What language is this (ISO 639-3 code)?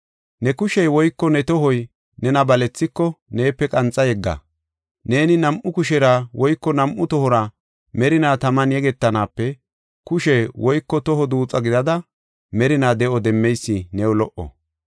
gof